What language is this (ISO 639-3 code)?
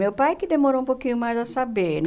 por